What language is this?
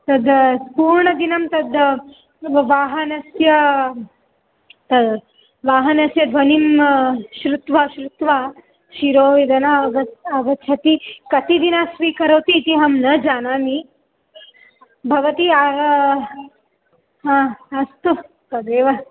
Sanskrit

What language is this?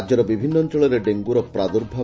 Odia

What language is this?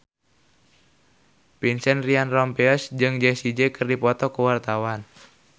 Sundanese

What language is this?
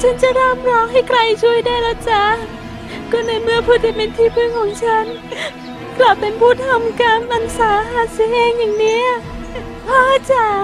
Thai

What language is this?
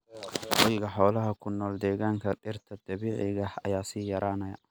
Somali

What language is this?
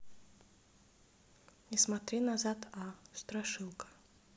Russian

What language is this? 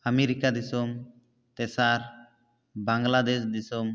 Santali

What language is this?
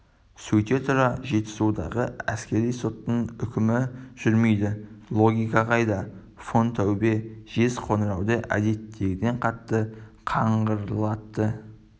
Kazakh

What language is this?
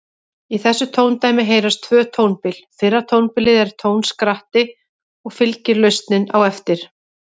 Icelandic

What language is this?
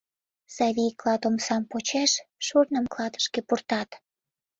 Mari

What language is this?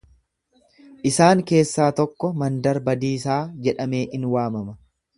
Oromo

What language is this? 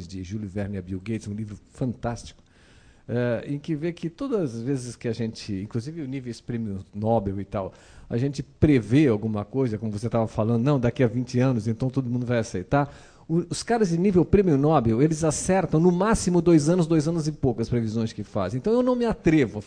Portuguese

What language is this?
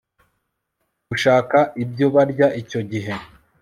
Kinyarwanda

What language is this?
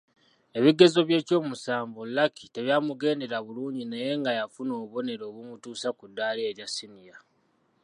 Ganda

